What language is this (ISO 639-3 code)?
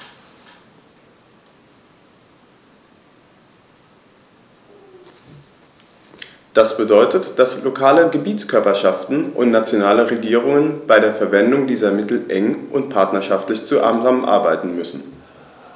deu